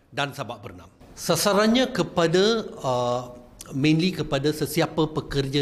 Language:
Malay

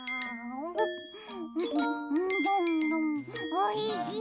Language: Japanese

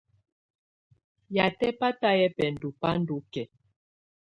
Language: Tunen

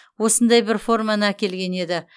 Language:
Kazakh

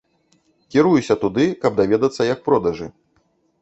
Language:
Belarusian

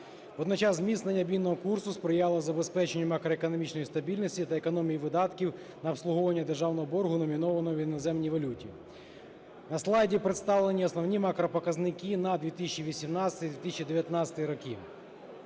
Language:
Ukrainian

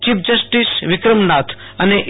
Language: Gujarati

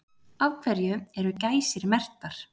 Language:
Icelandic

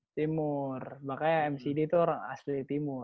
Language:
Indonesian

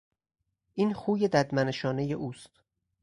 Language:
Persian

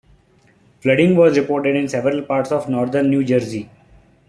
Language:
English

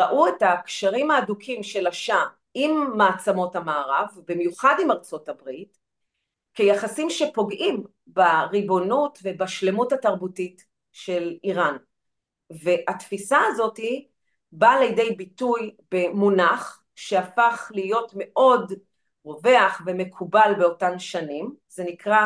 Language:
Hebrew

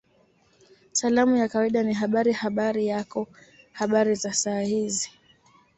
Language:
Swahili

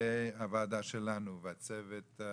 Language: Hebrew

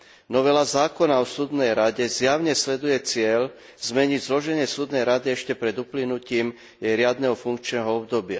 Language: Slovak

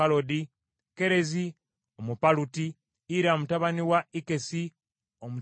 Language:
Ganda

